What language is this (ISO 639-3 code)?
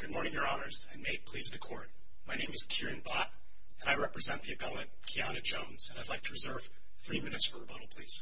eng